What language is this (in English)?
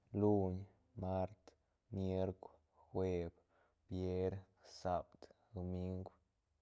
Santa Catarina Albarradas Zapotec